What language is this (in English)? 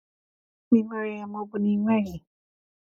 Igbo